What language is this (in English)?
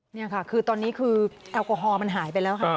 Thai